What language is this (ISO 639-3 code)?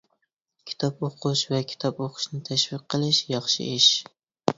uig